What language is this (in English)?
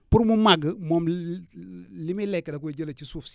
Wolof